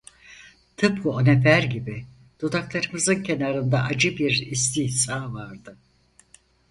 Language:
Turkish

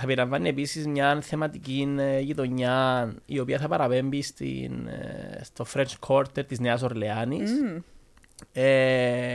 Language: Greek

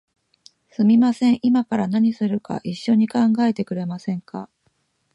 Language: Japanese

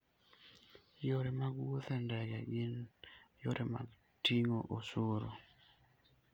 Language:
Luo (Kenya and Tanzania)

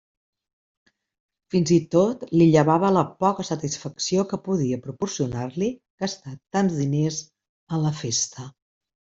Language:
Catalan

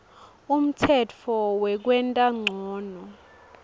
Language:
Swati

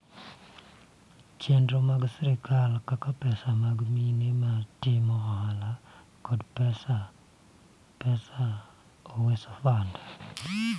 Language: Luo (Kenya and Tanzania)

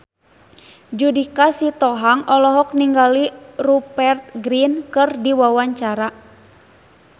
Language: Sundanese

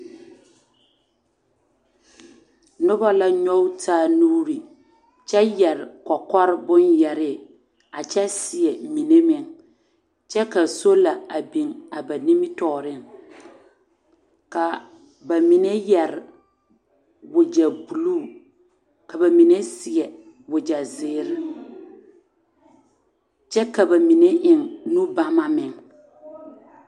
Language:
Southern Dagaare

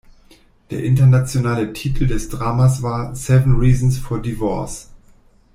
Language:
German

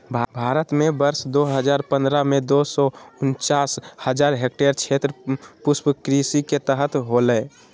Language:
Magahi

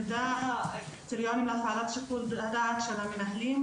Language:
Hebrew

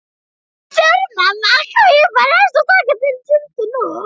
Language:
Icelandic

